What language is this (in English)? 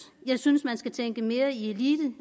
Danish